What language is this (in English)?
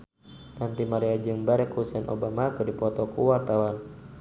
Sundanese